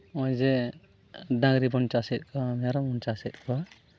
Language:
Santali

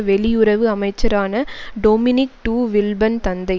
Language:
Tamil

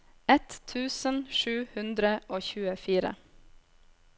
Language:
Norwegian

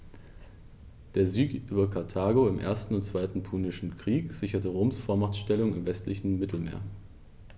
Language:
German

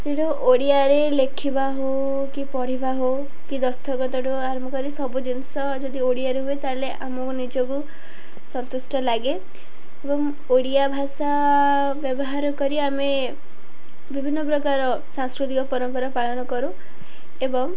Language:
Odia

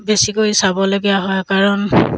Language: Assamese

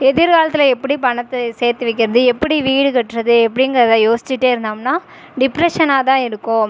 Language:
Tamil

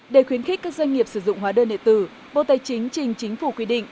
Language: Vietnamese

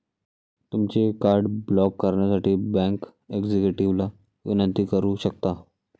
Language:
Marathi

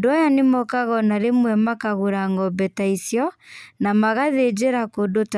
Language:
Kikuyu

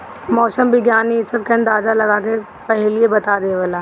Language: Bhojpuri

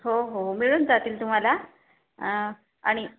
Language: Marathi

